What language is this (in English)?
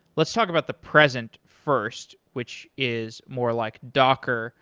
English